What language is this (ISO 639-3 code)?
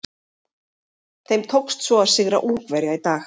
isl